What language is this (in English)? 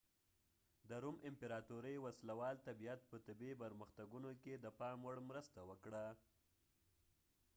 Pashto